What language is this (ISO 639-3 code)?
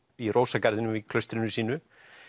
isl